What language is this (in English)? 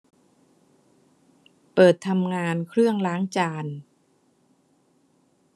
Thai